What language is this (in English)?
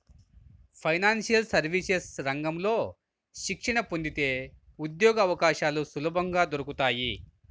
Telugu